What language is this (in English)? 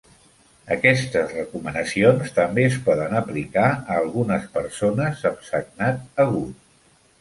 Catalan